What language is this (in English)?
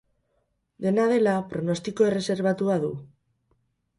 Basque